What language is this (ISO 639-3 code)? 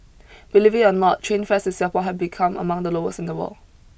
eng